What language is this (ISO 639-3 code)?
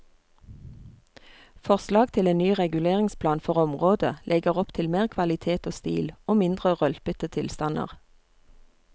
nor